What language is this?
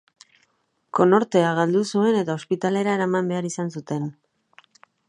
Basque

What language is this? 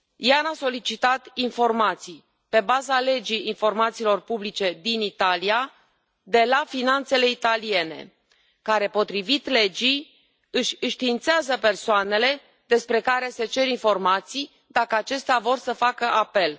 Romanian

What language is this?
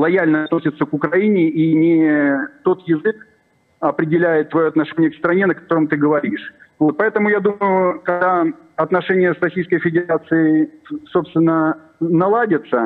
Russian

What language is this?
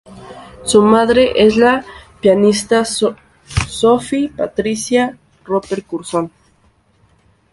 Spanish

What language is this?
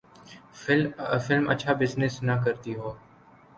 Urdu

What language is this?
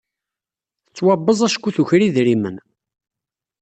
Kabyle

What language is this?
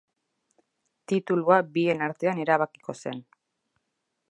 Basque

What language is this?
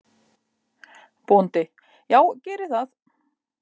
Icelandic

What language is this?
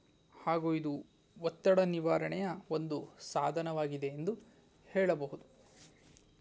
Kannada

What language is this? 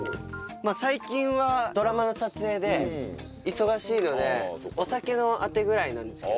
Japanese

